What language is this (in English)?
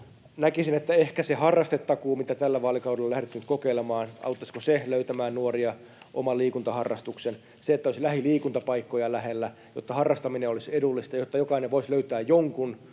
Finnish